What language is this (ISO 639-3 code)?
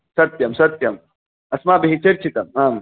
san